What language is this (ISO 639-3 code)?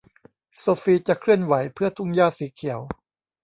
tha